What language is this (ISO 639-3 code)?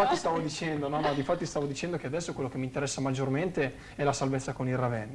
ita